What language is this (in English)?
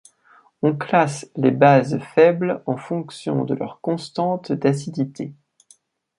French